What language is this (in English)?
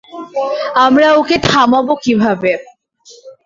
Bangla